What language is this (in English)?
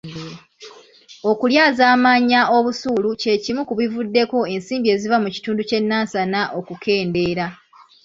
Ganda